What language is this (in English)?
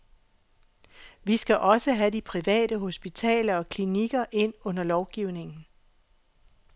Danish